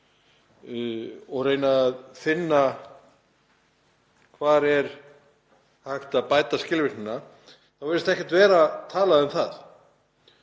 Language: Icelandic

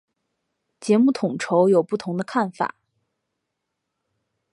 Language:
Chinese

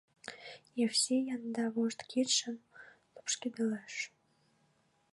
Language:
Mari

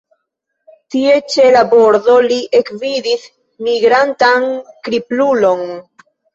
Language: Esperanto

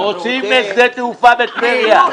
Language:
Hebrew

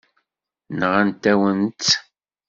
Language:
Kabyle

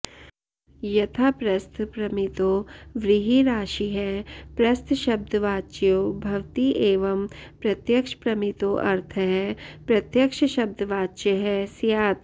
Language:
Sanskrit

